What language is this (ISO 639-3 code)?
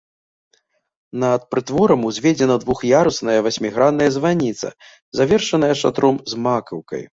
bel